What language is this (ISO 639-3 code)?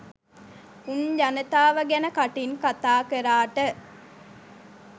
sin